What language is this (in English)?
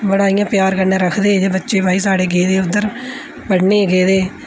Dogri